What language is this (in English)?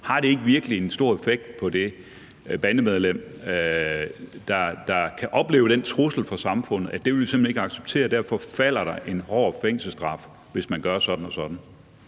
Danish